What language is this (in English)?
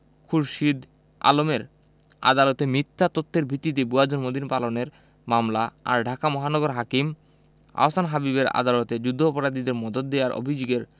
Bangla